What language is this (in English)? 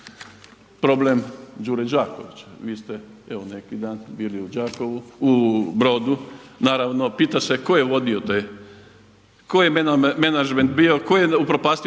Croatian